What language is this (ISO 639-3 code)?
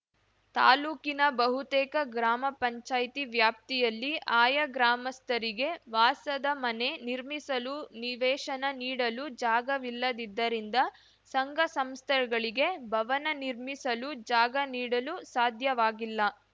kan